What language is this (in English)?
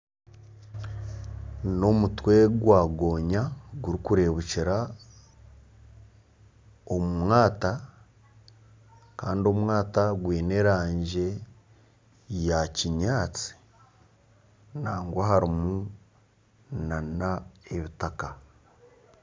Nyankole